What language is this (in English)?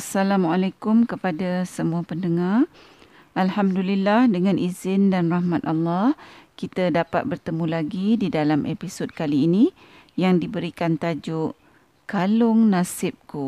Malay